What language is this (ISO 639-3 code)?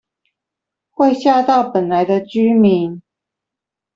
zho